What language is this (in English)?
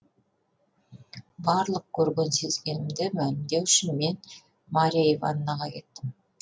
Kazakh